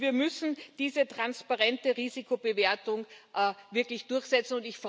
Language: German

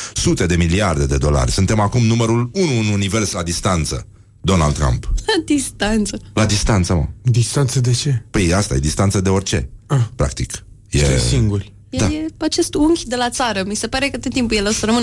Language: Romanian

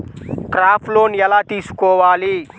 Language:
Telugu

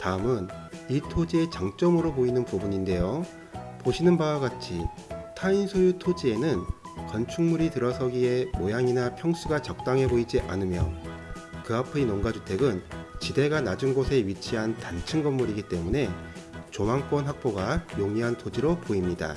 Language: Korean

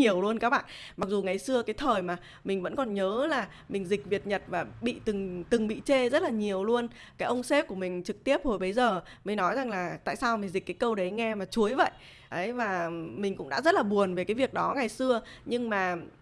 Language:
Vietnamese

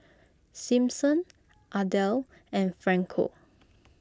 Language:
English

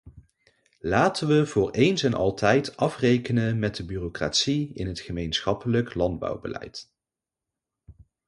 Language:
Dutch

